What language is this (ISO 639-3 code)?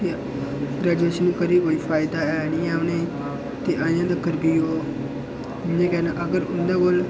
doi